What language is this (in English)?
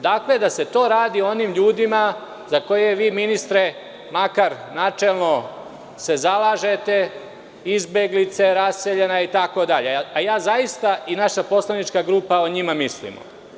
Serbian